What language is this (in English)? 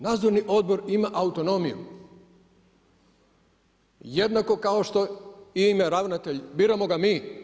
Croatian